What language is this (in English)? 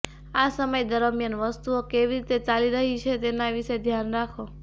Gujarati